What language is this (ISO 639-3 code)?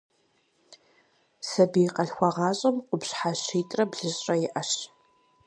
kbd